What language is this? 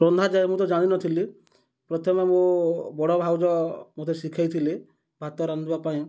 Odia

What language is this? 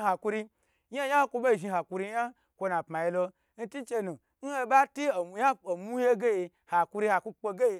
Gbagyi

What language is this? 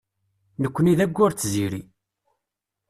Kabyle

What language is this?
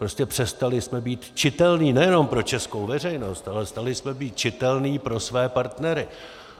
Czech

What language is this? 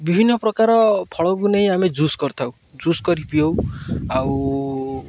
Odia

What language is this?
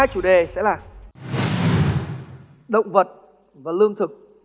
Vietnamese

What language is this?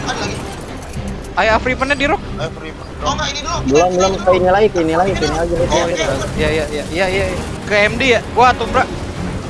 Indonesian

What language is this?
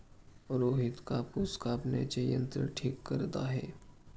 Marathi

